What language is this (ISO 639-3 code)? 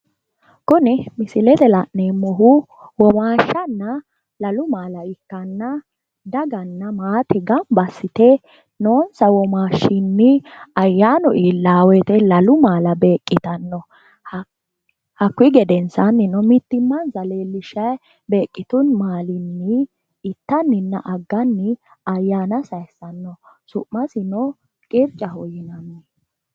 sid